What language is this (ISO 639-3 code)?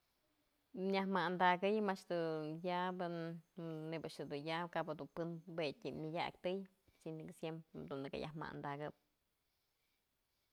mzl